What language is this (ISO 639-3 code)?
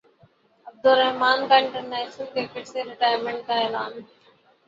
urd